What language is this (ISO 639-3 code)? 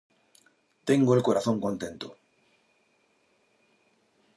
spa